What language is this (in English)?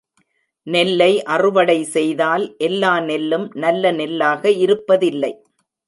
Tamil